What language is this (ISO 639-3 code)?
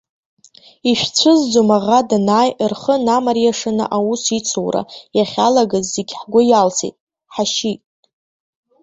abk